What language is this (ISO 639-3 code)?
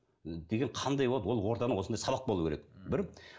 kaz